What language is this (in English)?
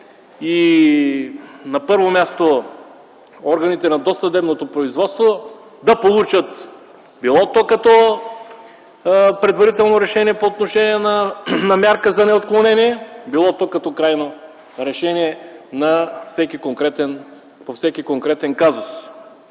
Bulgarian